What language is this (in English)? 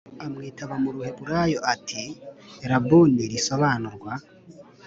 Kinyarwanda